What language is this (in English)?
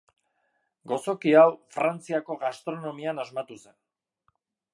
Basque